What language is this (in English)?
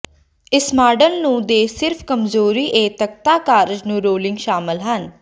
Punjabi